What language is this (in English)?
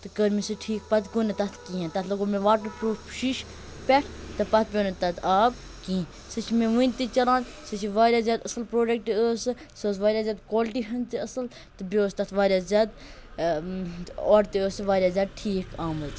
Kashmiri